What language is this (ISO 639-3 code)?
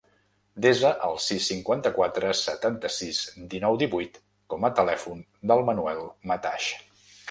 cat